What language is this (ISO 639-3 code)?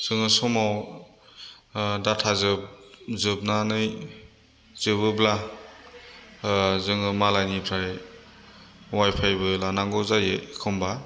brx